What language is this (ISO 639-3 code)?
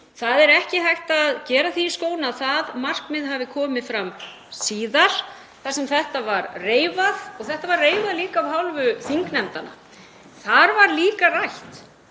isl